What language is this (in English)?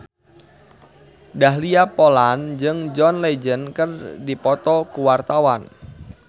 Sundanese